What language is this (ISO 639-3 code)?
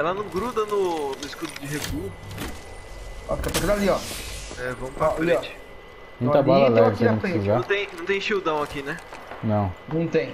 por